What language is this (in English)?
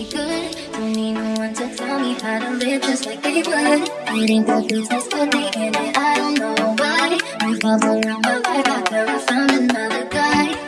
Vietnamese